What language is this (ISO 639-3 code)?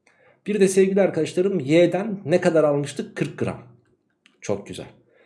tur